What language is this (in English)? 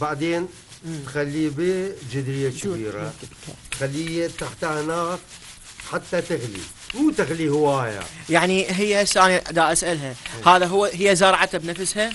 Arabic